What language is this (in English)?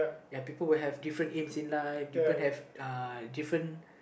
English